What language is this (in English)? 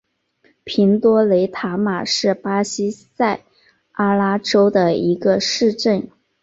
Chinese